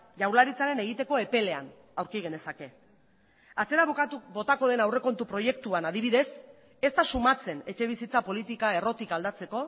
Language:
Basque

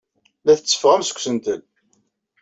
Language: Kabyle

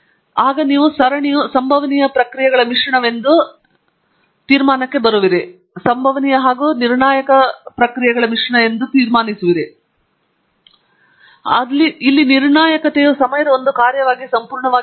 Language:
Kannada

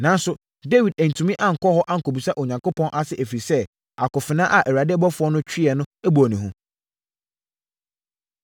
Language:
Akan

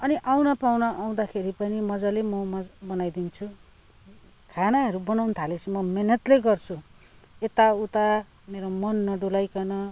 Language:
Nepali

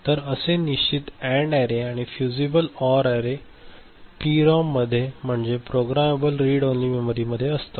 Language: Marathi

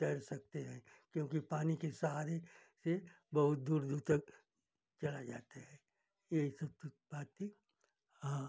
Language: Hindi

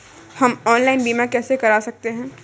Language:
Hindi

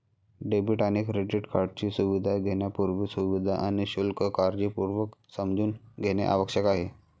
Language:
Marathi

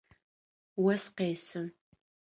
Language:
Adyghe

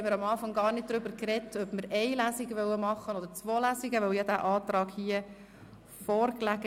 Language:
Swiss German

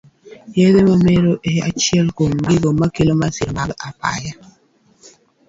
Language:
Luo (Kenya and Tanzania)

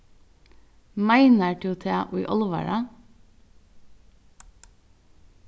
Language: Faroese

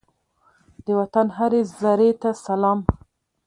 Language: Pashto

